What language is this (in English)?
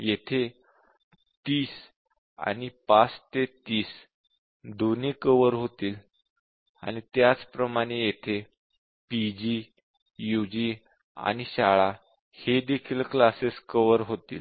Marathi